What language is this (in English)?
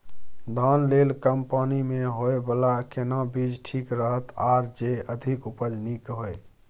Maithili